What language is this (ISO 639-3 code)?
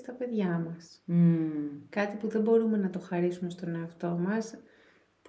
ell